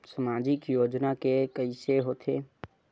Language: Chhattisgarhi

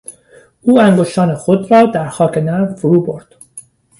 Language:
Persian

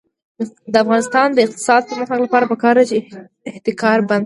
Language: Pashto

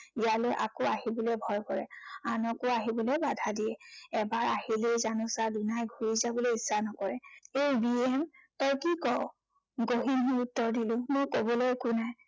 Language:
Assamese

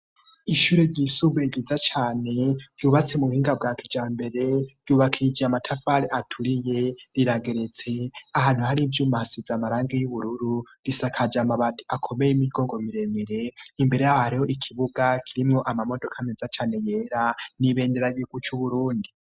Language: Rundi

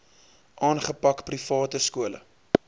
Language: Afrikaans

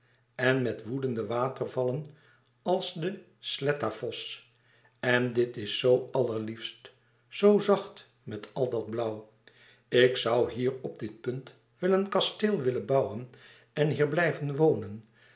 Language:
Dutch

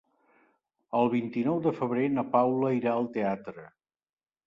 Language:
Catalan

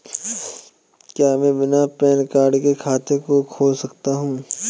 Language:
Hindi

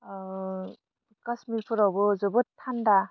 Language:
Bodo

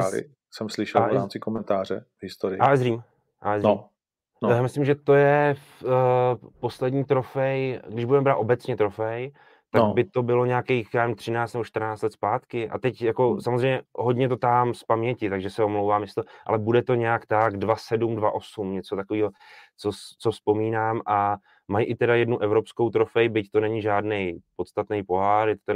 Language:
Czech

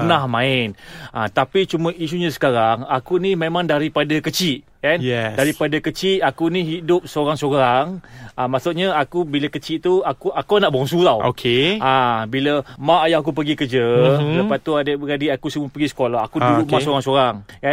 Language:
Malay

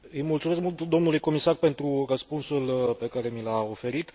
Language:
Romanian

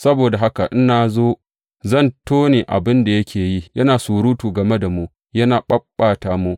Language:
Hausa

